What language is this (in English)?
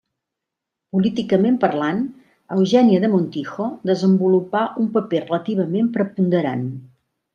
Catalan